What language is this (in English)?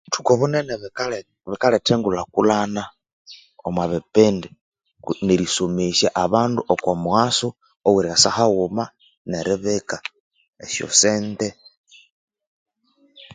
Konzo